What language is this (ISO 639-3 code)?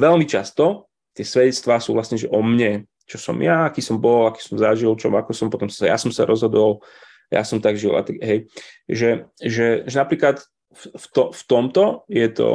slk